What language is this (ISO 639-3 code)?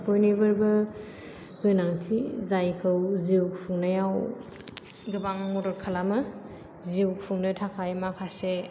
brx